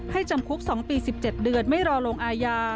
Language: Thai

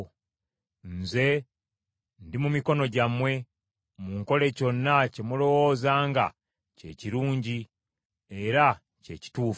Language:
Ganda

